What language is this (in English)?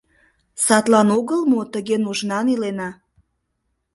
Mari